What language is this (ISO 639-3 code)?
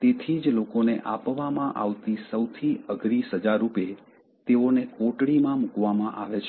guj